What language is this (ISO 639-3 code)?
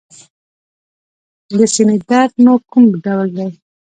pus